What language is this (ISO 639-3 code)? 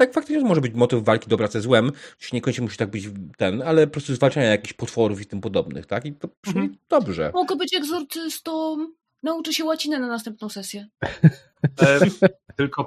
pol